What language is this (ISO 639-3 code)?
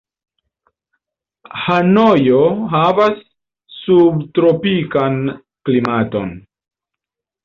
epo